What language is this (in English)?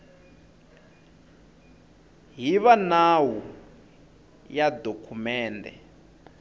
Tsonga